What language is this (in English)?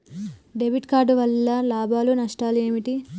Telugu